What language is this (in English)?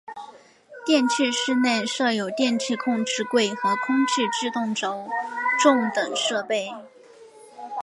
Chinese